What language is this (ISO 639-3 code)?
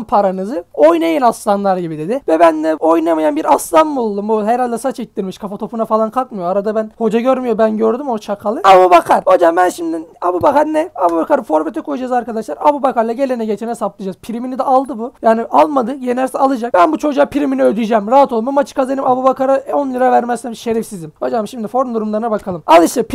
tur